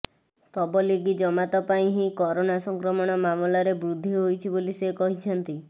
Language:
Odia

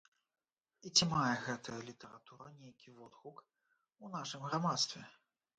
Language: Belarusian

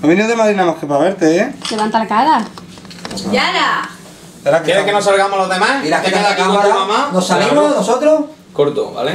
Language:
Spanish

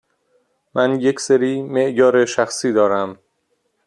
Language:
Persian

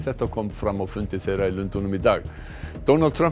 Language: Icelandic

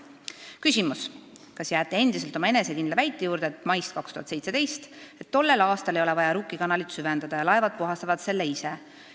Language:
Estonian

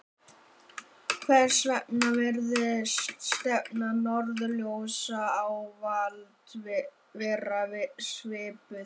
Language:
Icelandic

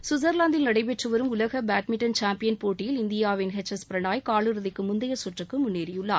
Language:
Tamil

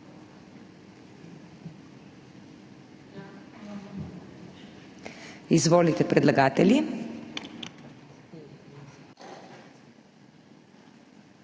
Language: Slovenian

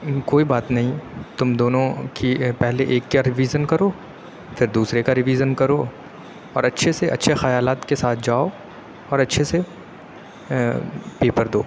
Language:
Urdu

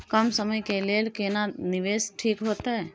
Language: Maithili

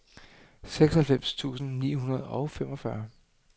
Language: Danish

